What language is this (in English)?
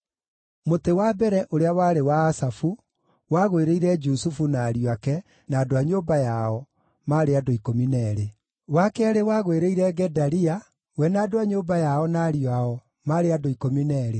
Kikuyu